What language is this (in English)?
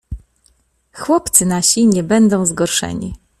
Polish